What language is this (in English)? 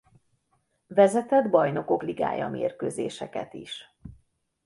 Hungarian